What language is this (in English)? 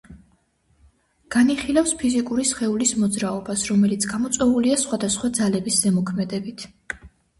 Georgian